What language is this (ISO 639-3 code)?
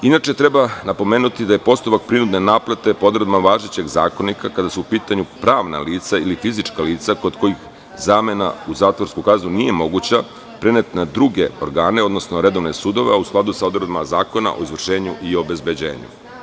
srp